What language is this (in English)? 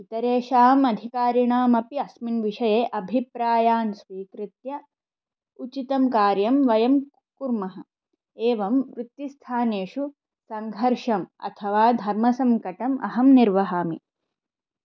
Sanskrit